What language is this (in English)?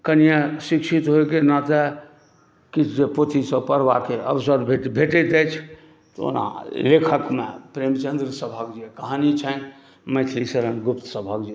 Maithili